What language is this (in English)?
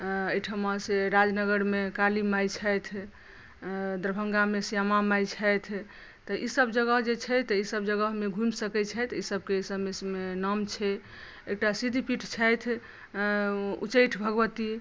Maithili